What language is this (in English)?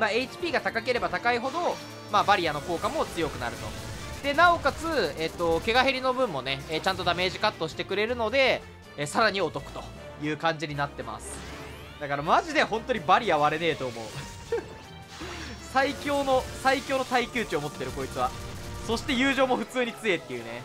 Japanese